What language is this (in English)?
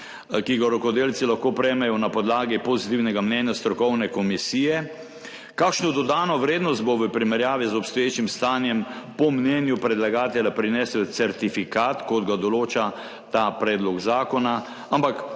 Slovenian